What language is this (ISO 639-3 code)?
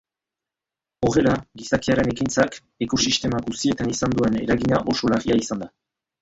eus